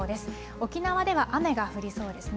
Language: Japanese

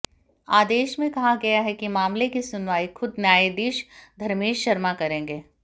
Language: Hindi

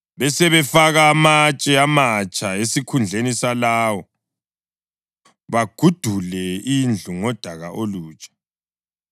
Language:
North Ndebele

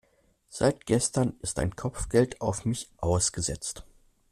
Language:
German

